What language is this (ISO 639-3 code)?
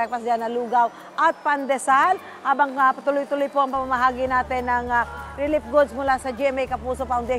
fil